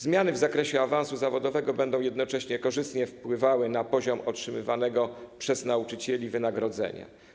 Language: Polish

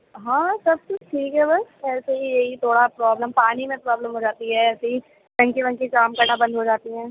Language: Urdu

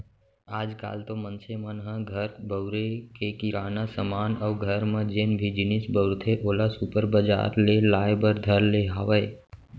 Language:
Chhattisgarhi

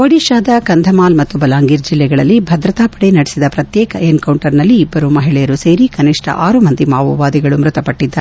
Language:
Kannada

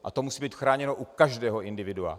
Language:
Czech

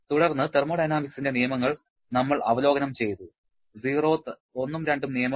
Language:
Malayalam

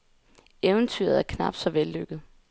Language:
Danish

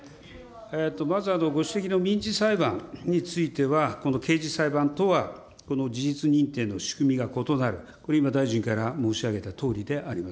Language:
Japanese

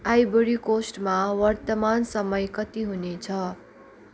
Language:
Nepali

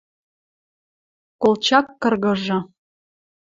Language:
Western Mari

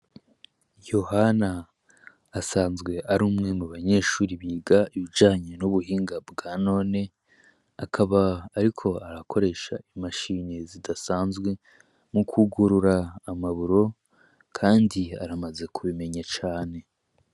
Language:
Rundi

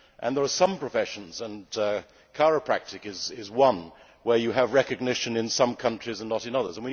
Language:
English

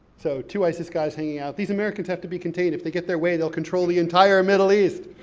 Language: English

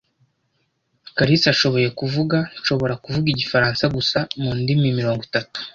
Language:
Kinyarwanda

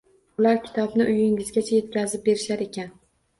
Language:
Uzbek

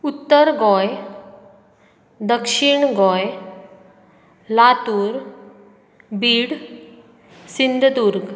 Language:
Konkani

